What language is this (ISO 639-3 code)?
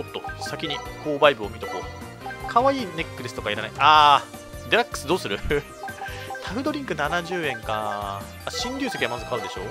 jpn